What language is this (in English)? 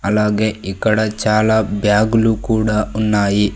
Telugu